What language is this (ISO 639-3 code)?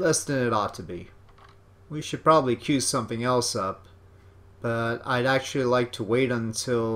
eng